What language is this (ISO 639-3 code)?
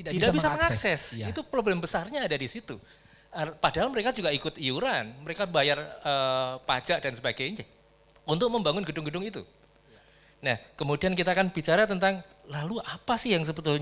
ind